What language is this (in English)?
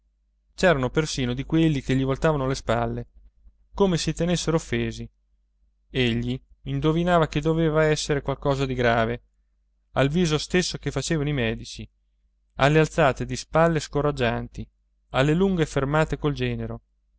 Italian